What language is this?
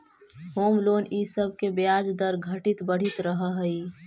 Magahi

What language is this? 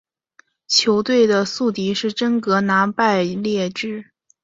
Chinese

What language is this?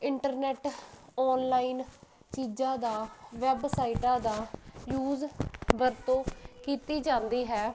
Punjabi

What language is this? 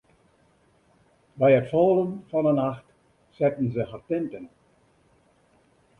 Western Frisian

